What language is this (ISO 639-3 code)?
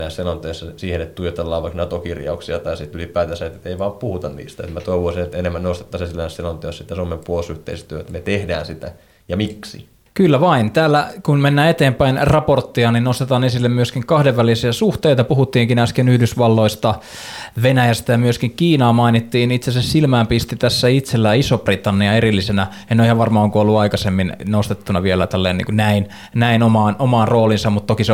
fin